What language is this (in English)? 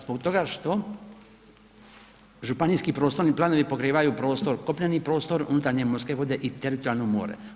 Croatian